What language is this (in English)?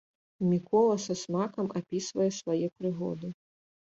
Belarusian